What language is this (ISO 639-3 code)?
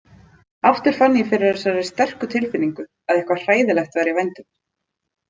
isl